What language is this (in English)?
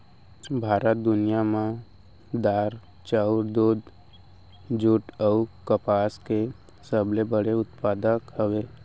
Chhattisgarhi